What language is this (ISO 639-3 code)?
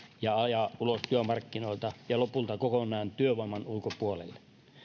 fin